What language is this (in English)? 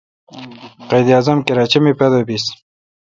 Kalkoti